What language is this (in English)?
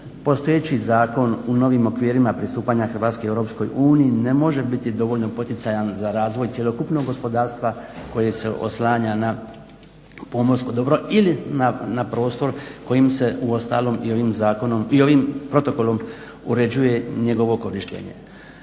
Croatian